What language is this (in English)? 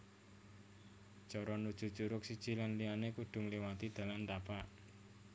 Javanese